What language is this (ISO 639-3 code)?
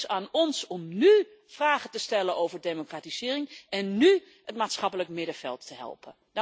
nld